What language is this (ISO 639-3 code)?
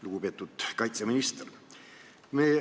est